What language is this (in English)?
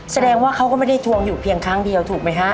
Thai